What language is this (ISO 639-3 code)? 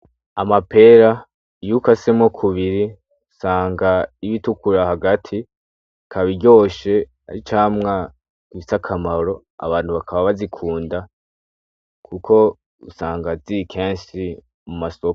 run